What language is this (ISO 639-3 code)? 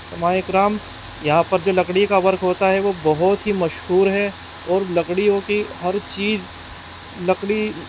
urd